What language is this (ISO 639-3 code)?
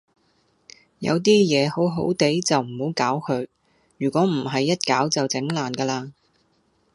yue